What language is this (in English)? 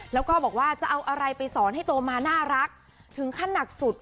Thai